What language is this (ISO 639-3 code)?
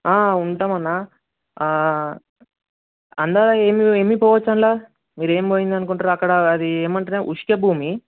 tel